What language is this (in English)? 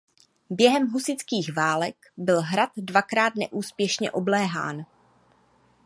Czech